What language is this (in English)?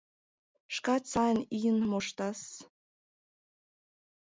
Mari